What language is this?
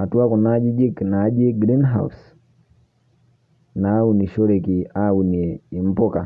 Masai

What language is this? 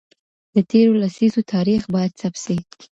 Pashto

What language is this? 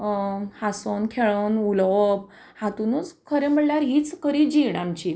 Konkani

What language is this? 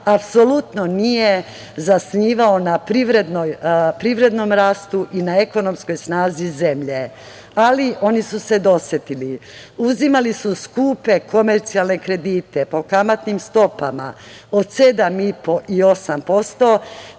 Serbian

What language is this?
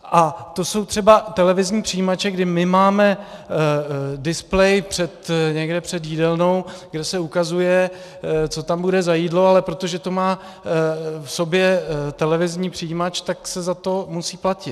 Czech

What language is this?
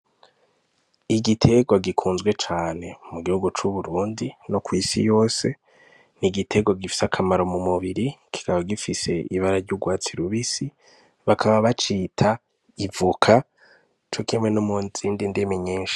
Rundi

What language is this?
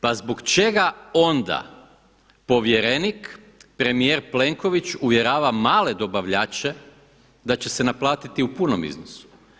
Croatian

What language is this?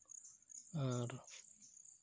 Santali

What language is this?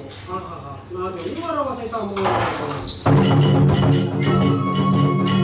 Japanese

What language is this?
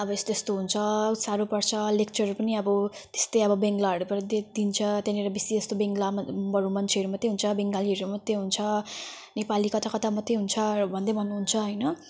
Nepali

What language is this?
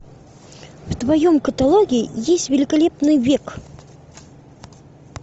Russian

